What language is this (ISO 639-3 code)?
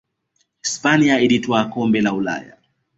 swa